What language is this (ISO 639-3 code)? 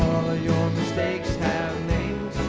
eng